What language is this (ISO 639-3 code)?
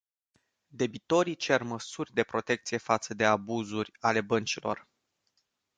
ron